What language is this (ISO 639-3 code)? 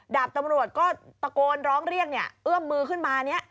tha